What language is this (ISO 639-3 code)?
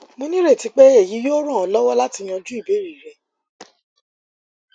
yor